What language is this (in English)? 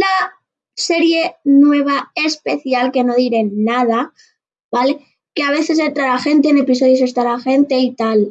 Spanish